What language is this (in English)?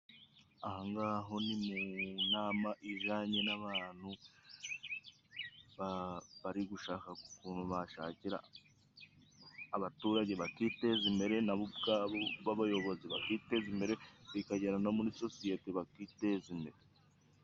Kinyarwanda